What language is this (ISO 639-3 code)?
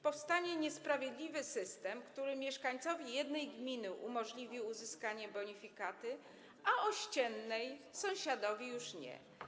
pol